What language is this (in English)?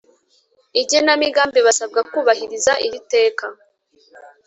Kinyarwanda